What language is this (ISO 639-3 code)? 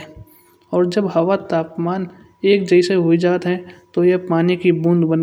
bjj